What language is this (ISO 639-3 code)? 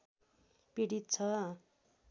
nep